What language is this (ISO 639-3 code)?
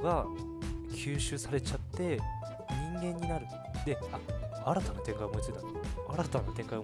jpn